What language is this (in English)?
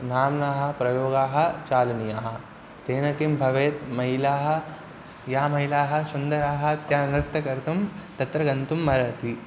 Sanskrit